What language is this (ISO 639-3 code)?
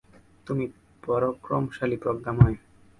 ben